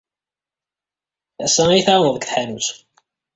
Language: Kabyle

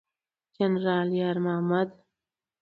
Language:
Pashto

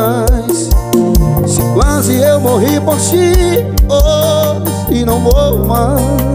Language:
Portuguese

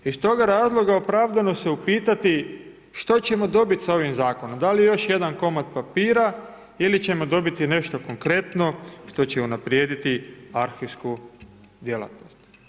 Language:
Croatian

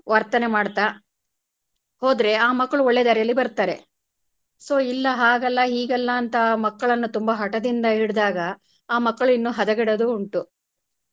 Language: Kannada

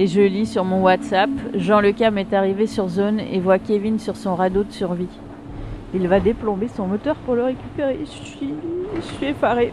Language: French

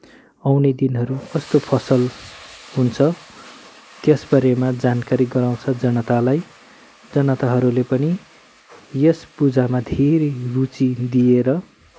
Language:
Nepali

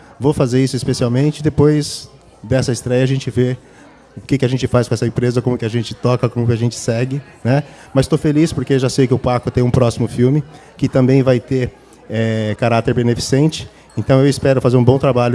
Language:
Portuguese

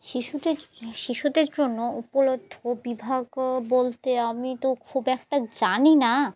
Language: Bangla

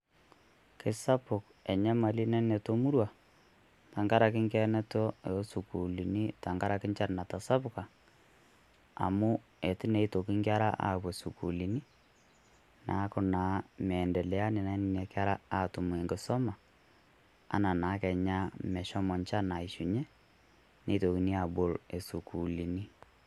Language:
Masai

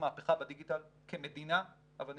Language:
Hebrew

